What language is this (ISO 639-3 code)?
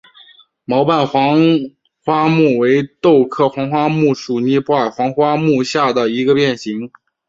zho